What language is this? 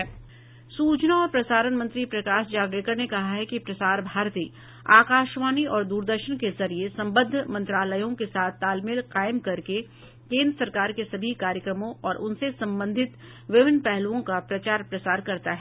Hindi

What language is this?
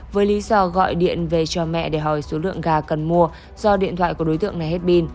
Vietnamese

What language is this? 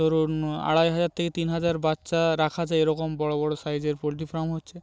Bangla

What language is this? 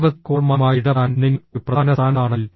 Malayalam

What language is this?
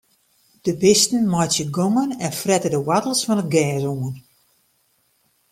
Western Frisian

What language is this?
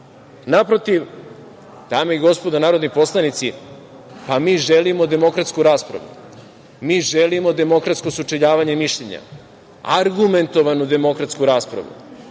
Serbian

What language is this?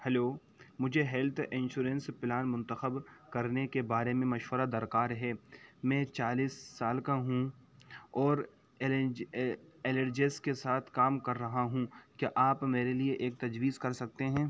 Urdu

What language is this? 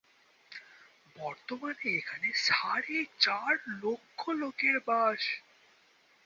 Bangla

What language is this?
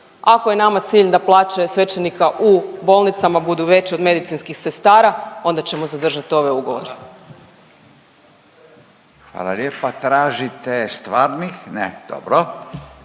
Croatian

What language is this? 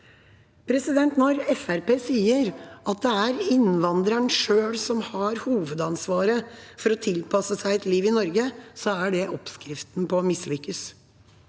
Norwegian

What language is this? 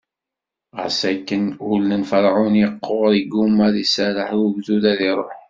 Kabyle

